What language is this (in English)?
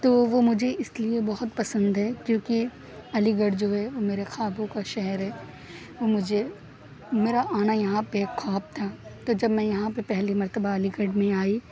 Urdu